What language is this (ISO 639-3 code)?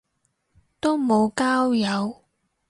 yue